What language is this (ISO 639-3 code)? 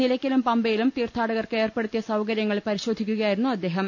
mal